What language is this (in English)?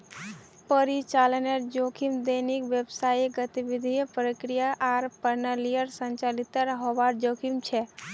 Magahi